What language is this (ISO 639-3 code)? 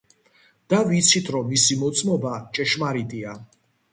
kat